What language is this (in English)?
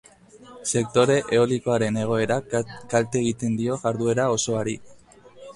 Basque